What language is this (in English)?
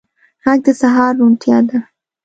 Pashto